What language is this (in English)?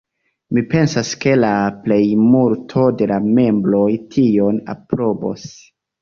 Esperanto